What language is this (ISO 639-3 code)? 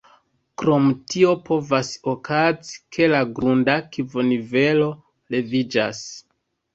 epo